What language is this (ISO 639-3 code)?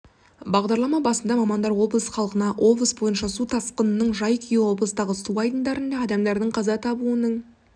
kaz